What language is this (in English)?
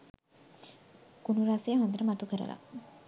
Sinhala